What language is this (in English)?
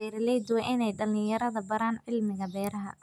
Somali